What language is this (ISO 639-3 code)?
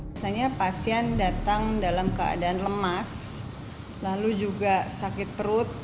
ind